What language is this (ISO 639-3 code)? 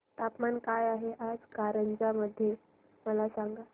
mar